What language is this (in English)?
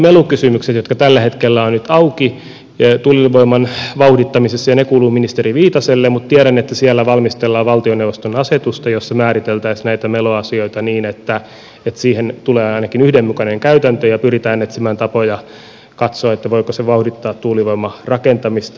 Finnish